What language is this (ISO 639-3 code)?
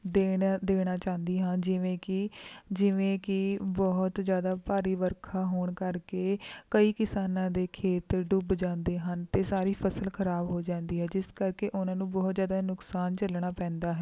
pan